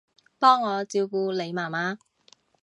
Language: Cantonese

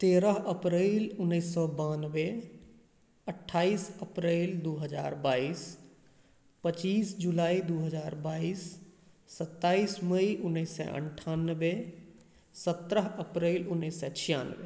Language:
Maithili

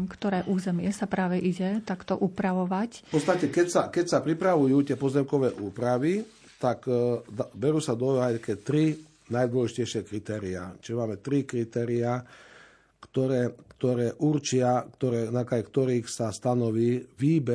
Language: Slovak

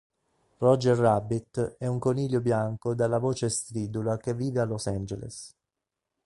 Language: Italian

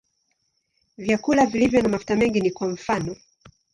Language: Swahili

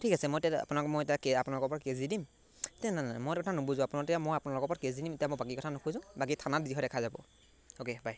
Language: Assamese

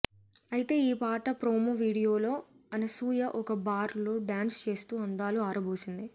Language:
Telugu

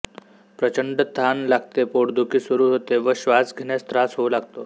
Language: Marathi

